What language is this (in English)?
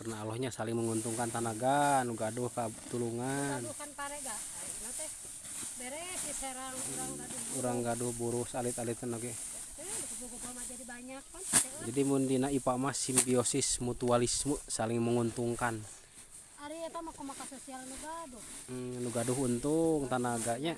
Indonesian